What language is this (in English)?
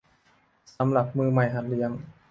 Thai